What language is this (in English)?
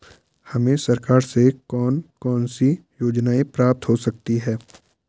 Hindi